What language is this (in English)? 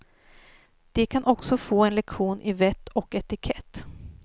Swedish